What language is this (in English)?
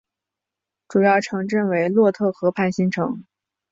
Chinese